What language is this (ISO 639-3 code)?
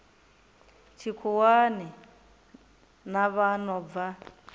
ven